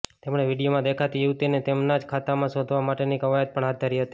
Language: Gujarati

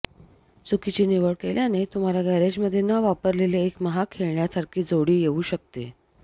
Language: Marathi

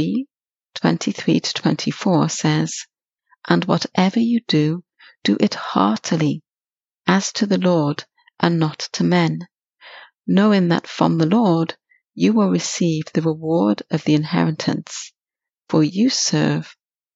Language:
English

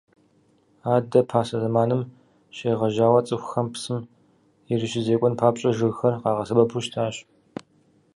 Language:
Kabardian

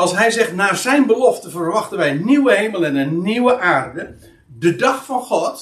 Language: Dutch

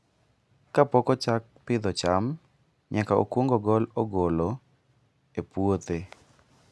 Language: Luo (Kenya and Tanzania)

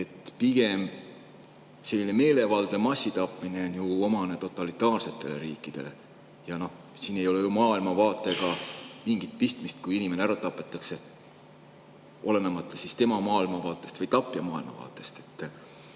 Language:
Estonian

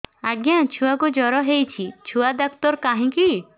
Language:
Odia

